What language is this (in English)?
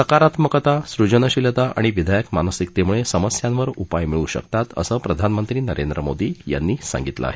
Marathi